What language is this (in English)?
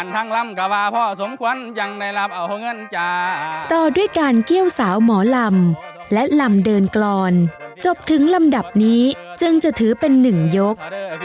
Thai